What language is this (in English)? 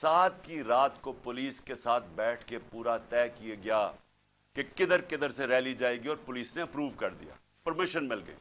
Urdu